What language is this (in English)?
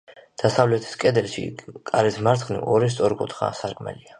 Georgian